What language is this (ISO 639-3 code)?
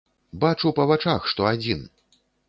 bel